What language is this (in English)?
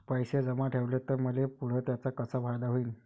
Marathi